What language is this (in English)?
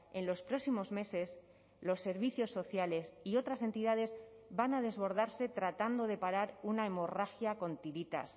Spanish